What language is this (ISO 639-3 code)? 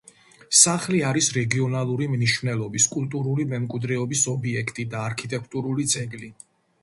kat